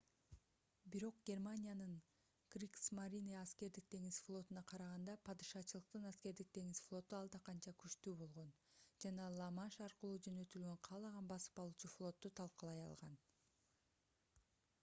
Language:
Kyrgyz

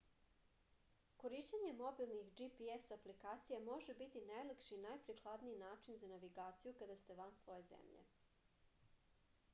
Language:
Serbian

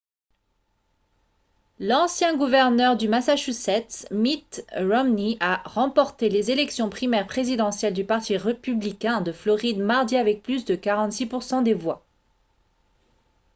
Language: French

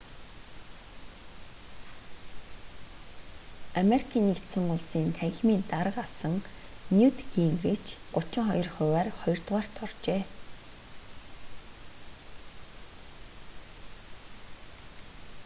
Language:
Mongolian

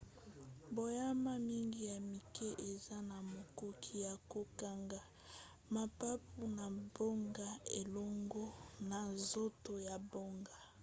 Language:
Lingala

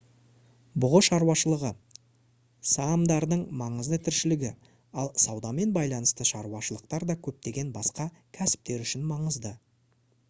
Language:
Kazakh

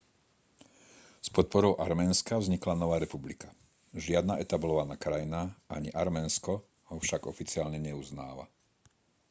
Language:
Slovak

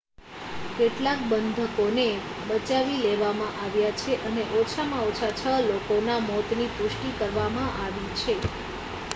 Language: Gujarati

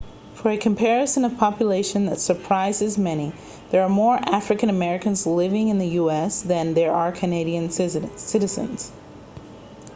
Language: English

